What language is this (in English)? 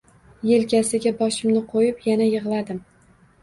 Uzbek